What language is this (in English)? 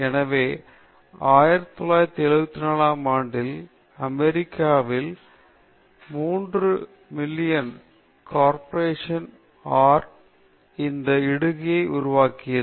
Tamil